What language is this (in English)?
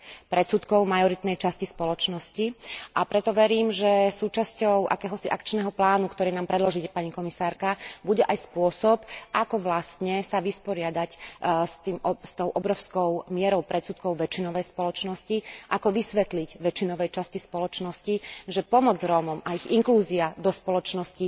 Slovak